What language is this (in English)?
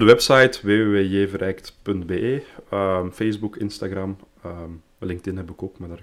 Dutch